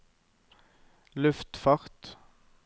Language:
Norwegian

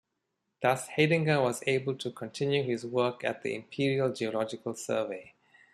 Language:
English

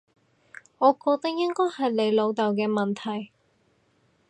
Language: Cantonese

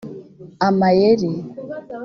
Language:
Kinyarwanda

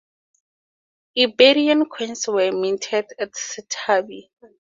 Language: English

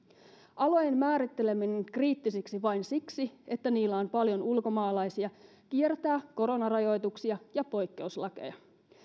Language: Finnish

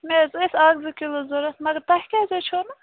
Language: Kashmiri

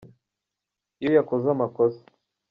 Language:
Kinyarwanda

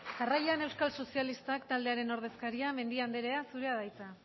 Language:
Basque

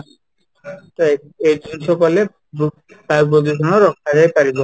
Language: Odia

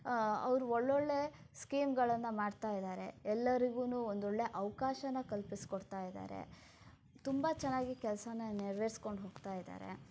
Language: Kannada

